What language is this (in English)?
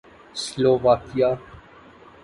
Urdu